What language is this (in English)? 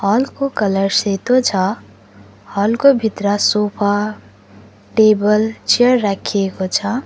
Nepali